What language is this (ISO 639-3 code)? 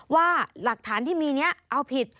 tha